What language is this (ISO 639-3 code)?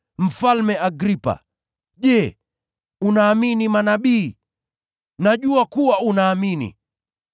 swa